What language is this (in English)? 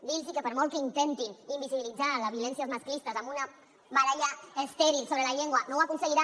Catalan